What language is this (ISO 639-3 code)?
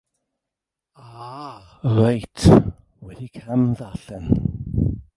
cym